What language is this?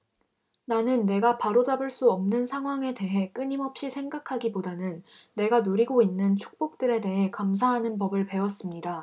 Korean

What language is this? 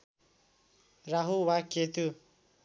Nepali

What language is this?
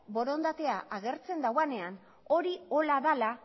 Basque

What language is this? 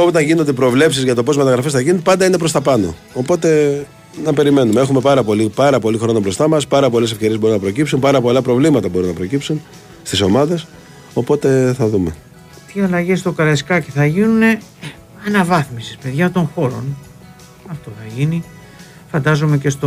Greek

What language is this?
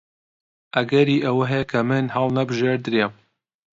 Central Kurdish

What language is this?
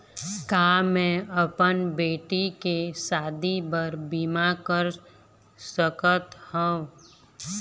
Chhattisgarhi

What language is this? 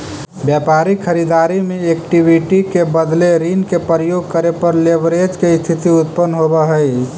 Magahi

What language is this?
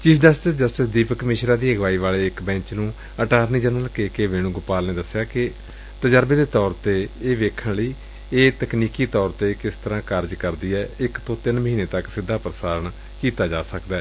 Punjabi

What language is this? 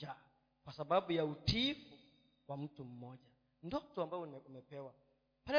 Swahili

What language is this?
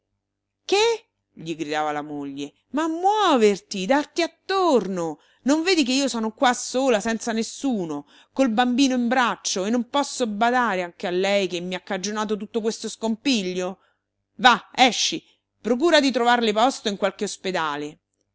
Italian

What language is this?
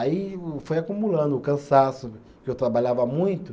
Portuguese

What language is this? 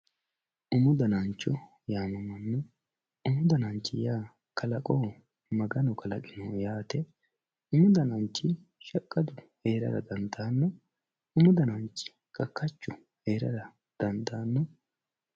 Sidamo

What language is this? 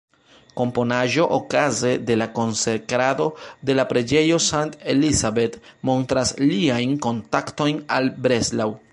Esperanto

